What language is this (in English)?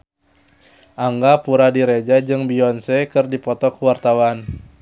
Sundanese